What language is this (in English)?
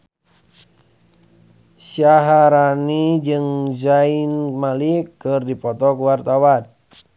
Sundanese